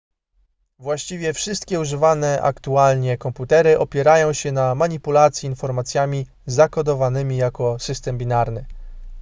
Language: Polish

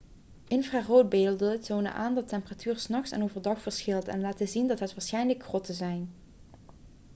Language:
Dutch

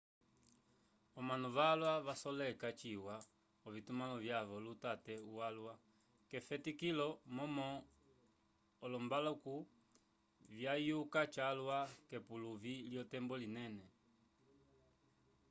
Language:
Umbundu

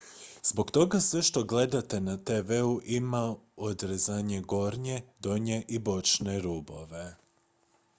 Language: Croatian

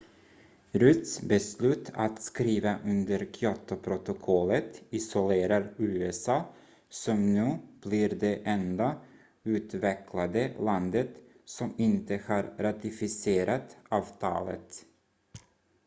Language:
Swedish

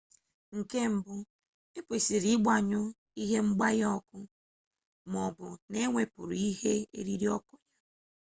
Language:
Igbo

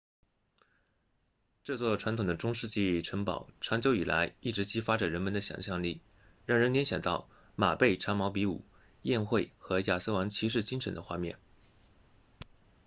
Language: Chinese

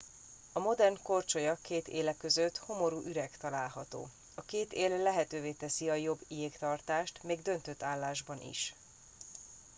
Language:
Hungarian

